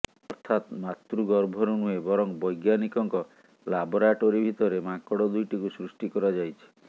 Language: Odia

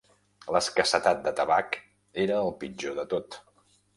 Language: Catalan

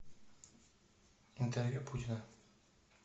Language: Russian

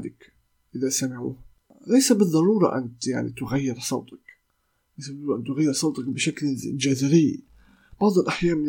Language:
Arabic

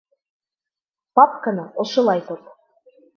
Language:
Bashkir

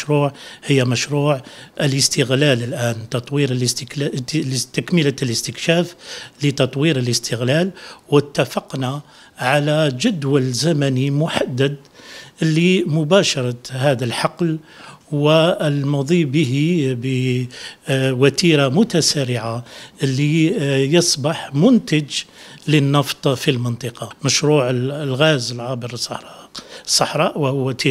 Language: Arabic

